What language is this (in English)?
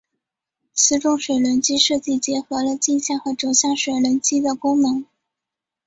Chinese